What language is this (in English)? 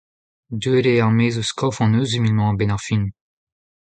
Breton